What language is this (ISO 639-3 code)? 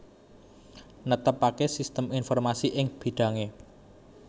jav